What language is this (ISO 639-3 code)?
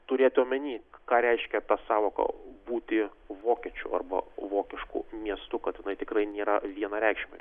lit